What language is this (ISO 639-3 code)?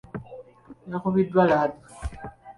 lug